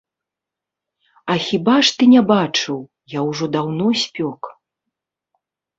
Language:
Belarusian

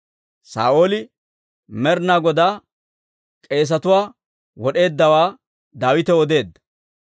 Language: Dawro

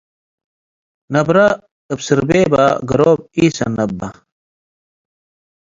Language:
Tigre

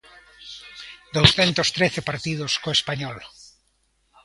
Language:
Galician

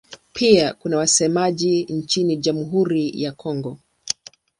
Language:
Swahili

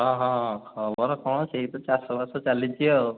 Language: Odia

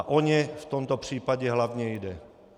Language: Czech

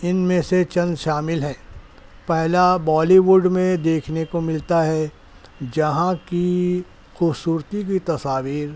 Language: Urdu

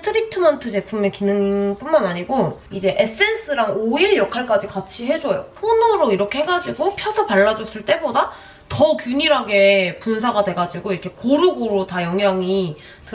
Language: Korean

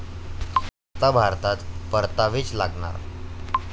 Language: Marathi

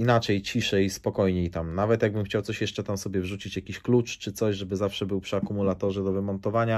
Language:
Polish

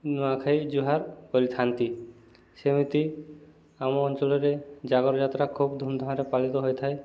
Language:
Odia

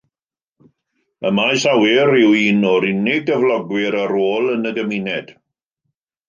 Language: Welsh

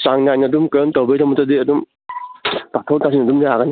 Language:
Manipuri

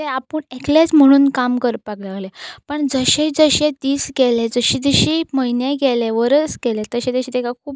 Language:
Konkani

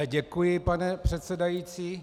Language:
Czech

